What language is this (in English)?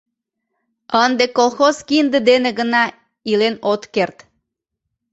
Mari